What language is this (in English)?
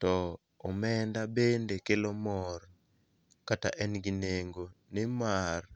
Luo (Kenya and Tanzania)